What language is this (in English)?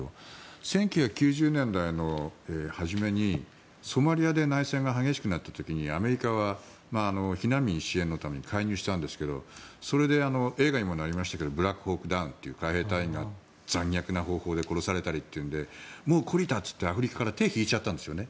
Japanese